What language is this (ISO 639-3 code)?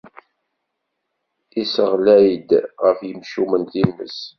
kab